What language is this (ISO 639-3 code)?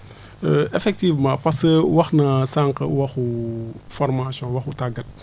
wol